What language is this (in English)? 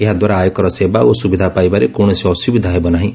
Odia